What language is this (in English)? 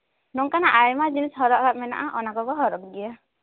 Santali